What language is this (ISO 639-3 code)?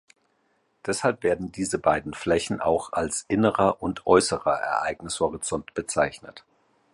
deu